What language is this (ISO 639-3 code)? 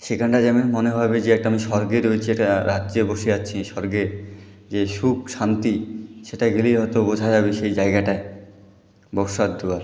ben